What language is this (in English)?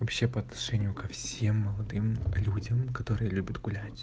Russian